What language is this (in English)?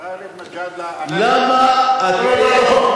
Hebrew